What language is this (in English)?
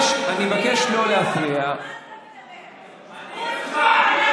Hebrew